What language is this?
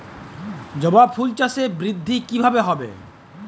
Bangla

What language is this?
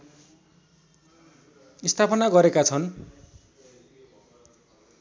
Nepali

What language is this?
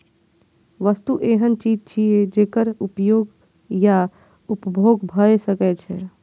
Maithili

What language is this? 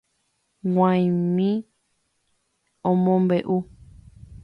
Guarani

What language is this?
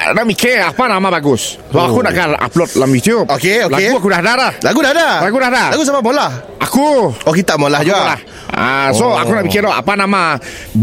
Malay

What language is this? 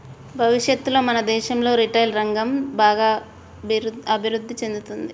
Telugu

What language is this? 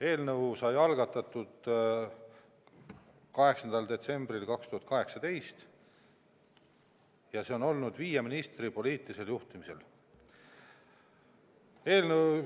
Estonian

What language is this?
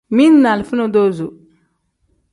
Tem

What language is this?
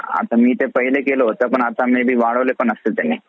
Marathi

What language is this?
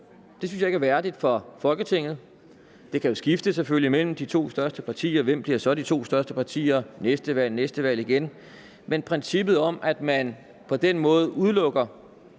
Danish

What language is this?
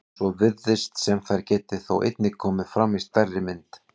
Icelandic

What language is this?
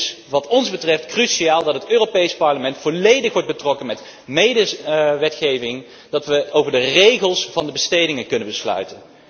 Dutch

